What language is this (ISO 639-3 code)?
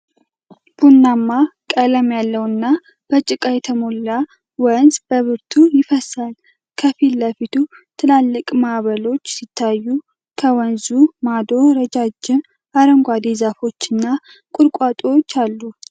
amh